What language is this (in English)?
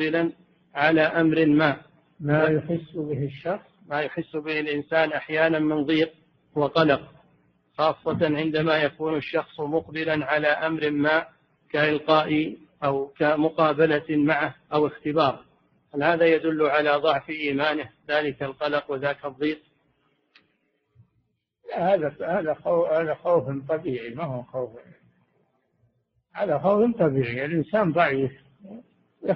Arabic